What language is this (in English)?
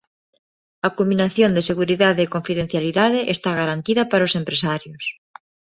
Galician